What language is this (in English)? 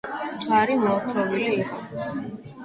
Georgian